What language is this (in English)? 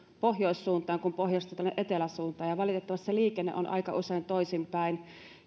Finnish